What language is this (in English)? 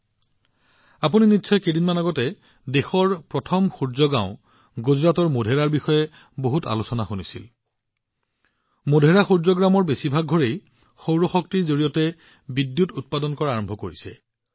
Assamese